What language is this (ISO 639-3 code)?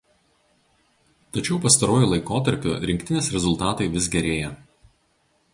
lit